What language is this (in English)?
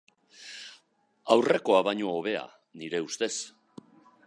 Basque